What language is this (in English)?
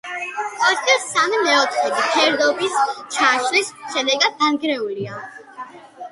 Georgian